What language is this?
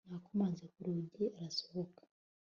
Kinyarwanda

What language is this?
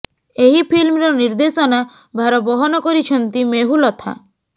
Odia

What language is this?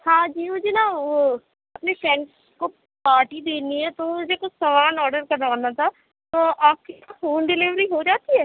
Urdu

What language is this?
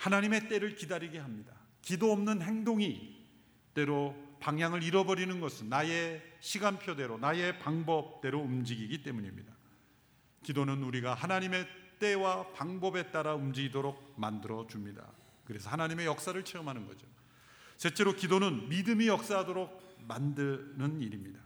Korean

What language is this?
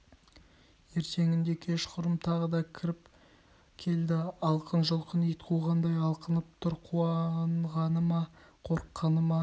Kazakh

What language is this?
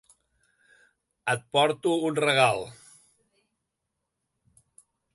Catalan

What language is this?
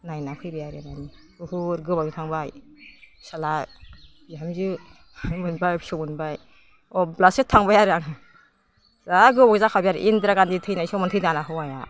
Bodo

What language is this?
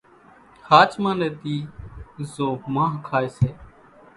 Kachi Koli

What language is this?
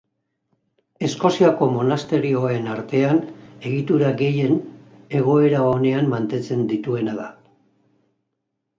Basque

